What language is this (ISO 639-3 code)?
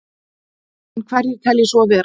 isl